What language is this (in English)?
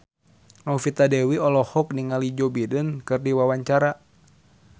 Sundanese